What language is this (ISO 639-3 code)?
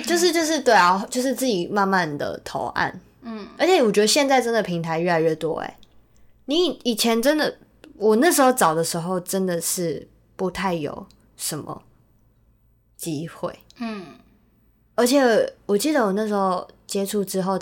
zho